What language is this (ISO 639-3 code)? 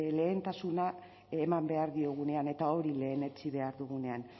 eus